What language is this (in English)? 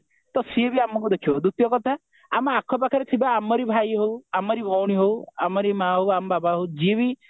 Odia